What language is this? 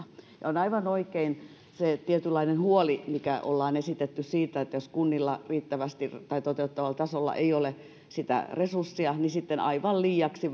Finnish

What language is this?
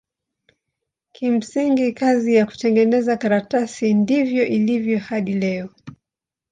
Swahili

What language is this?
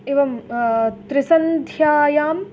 Sanskrit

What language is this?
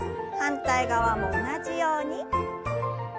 Japanese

